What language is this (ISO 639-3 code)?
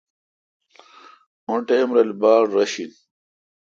xka